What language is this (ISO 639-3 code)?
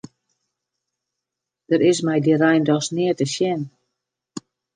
fry